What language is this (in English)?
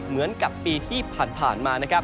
Thai